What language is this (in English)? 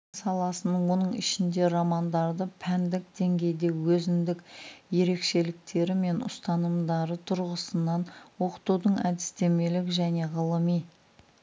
Kazakh